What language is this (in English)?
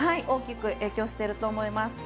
Japanese